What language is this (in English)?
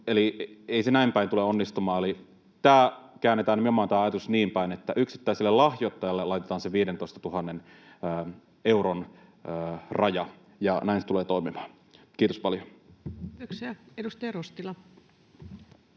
Finnish